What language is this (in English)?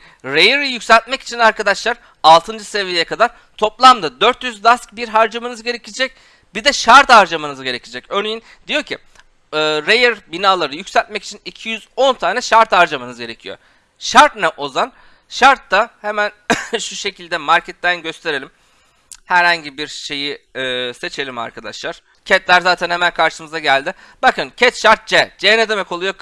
Turkish